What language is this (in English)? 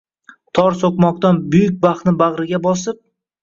Uzbek